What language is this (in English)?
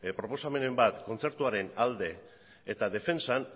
Basque